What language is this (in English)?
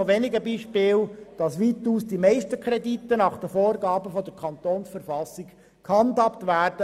Swiss German